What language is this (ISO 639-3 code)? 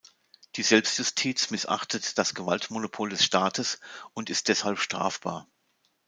deu